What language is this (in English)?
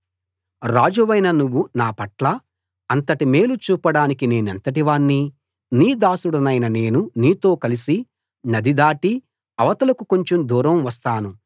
Telugu